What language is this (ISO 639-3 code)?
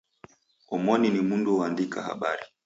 dav